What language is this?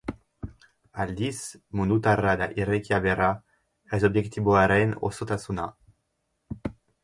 Basque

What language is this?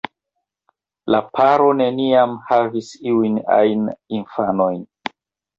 Esperanto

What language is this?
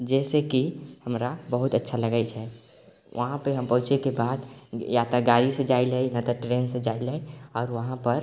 Maithili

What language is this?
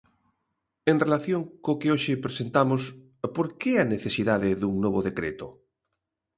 Galician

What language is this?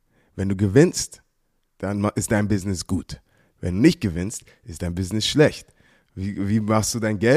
German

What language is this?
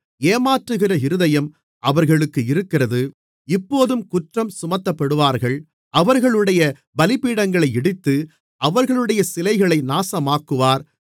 Tamil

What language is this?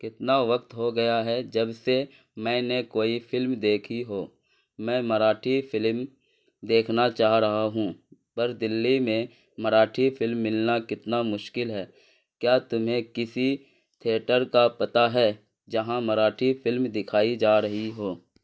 Urdu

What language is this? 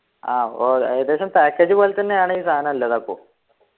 Malayalam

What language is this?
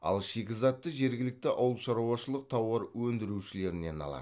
Kazakh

